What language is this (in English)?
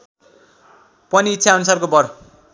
Nepali